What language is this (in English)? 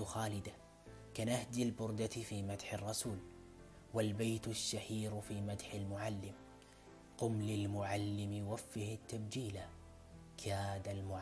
Arabic